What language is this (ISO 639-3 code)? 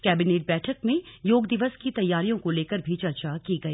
hin